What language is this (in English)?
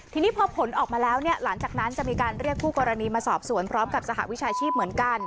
Thai